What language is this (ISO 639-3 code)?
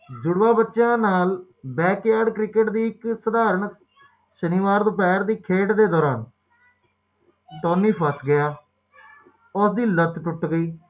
pan